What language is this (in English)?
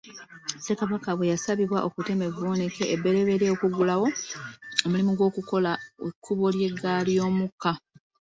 Ganda